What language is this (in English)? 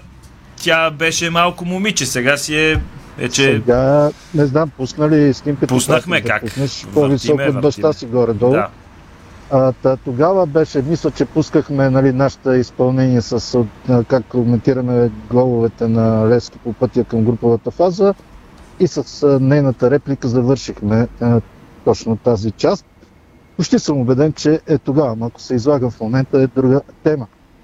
Bulgarian